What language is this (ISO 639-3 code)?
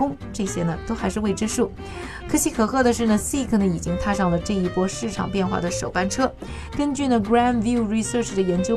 zho